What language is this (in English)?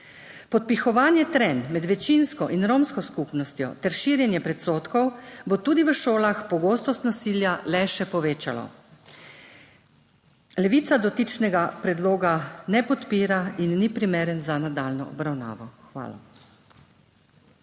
Slovenian